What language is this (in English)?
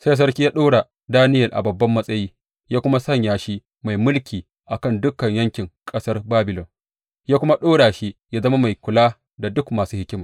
Hausa